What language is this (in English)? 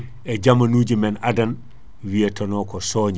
Fula